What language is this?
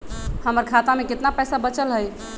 Magahi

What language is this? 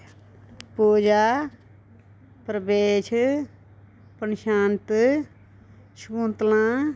Dogri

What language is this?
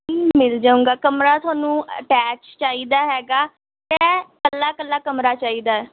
Punjabi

